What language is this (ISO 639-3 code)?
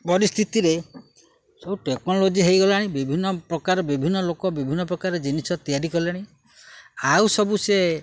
ori